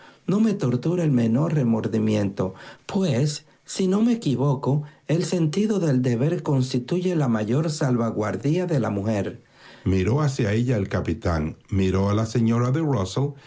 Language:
Spanish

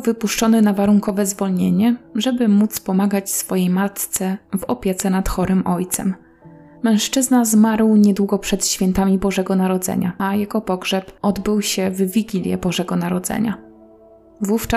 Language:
Polish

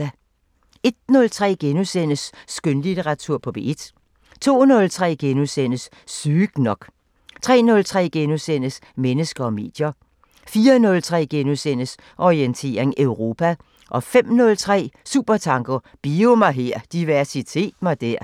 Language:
Danish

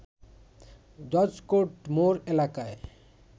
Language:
Bangla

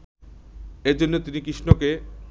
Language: Bangla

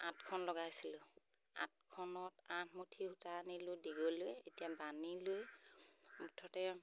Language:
Assamese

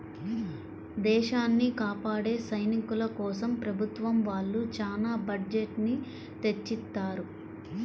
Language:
Telugu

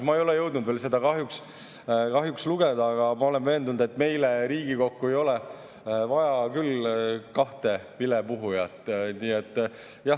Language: Estonian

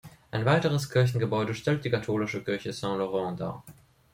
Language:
German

